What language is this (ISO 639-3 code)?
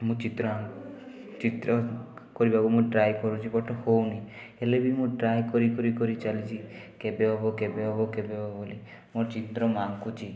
ori